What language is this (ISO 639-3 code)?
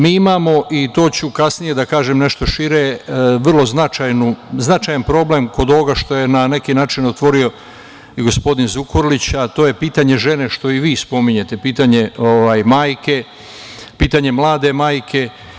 srp